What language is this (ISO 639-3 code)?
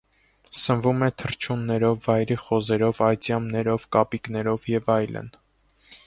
hye